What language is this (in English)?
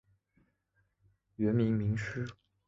Chinese